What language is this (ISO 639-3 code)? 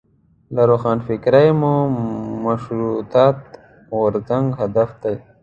pus